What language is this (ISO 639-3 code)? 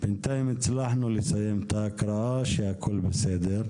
heb